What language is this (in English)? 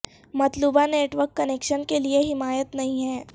Urdu